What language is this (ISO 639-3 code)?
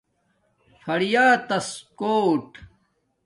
dmk